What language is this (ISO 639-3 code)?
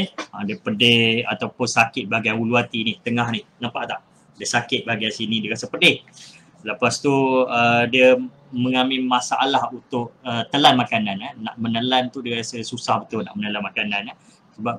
msa